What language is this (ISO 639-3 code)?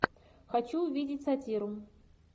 rus